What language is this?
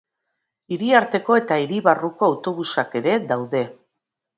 Basque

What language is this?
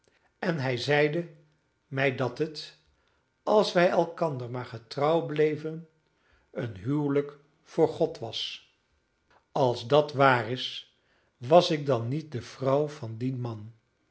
Dutch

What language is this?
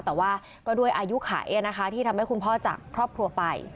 Thai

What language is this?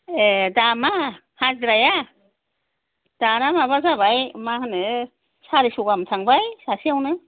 Bodo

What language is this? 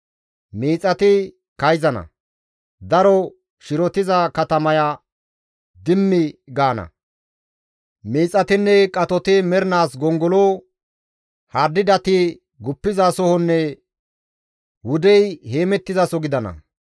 Gamo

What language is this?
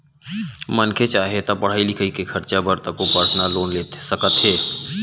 Chhattisgarhi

